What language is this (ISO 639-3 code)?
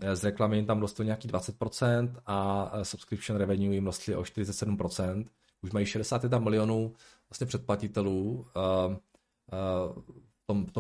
ces